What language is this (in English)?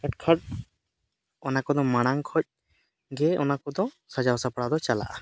Santali